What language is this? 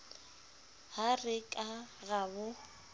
Southern Sotho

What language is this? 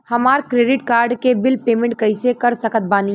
Bhojpuri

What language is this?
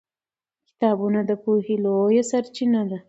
Pashto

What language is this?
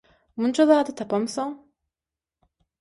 Turkmen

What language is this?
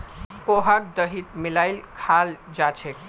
Magahi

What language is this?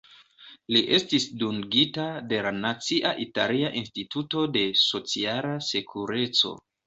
Esperanto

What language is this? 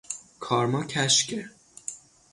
Persian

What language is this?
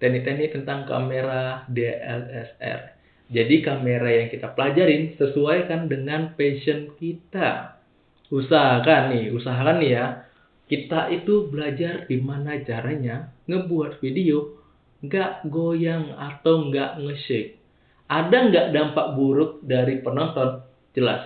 Indonesian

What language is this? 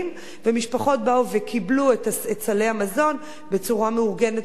Hebrew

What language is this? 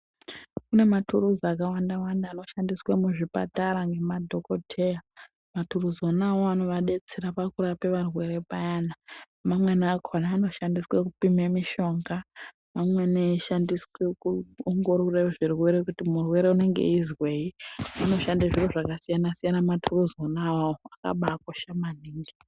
Ndau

